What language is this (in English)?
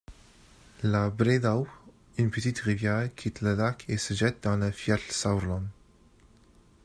French